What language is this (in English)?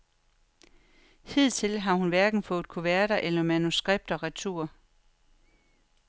Danish